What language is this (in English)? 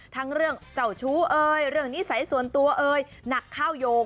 Thai